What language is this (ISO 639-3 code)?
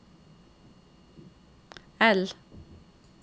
nor